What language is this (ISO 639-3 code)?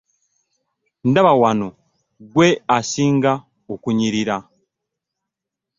lug